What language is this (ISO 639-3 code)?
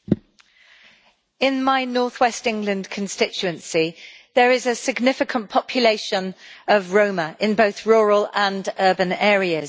eng